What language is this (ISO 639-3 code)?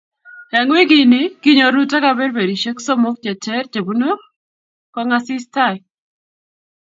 kln